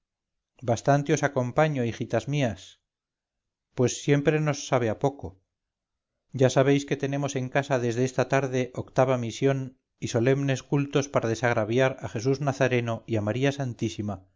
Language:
Spanish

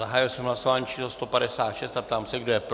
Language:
Czech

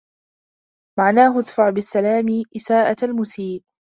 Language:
Arabic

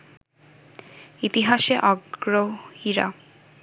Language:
Bangla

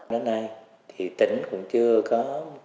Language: Vietnamese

